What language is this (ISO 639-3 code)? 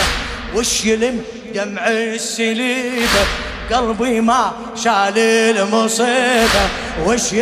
ara